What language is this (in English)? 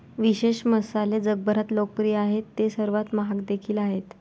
Marathi